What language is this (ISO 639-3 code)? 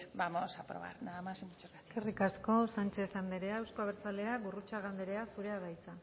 eus